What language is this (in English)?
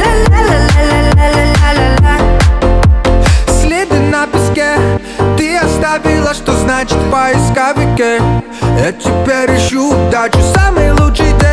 Dutch